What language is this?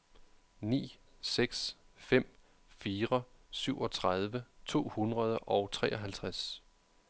Danish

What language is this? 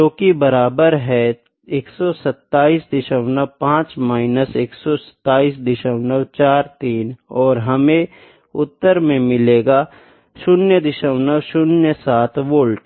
Hindi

